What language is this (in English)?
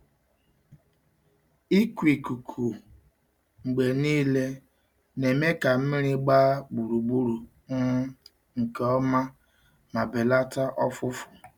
Igbo